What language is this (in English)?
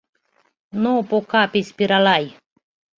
Mari